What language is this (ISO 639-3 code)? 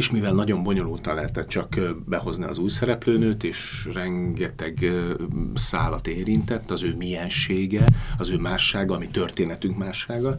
hun